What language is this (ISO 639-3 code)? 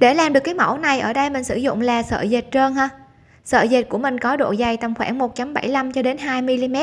vie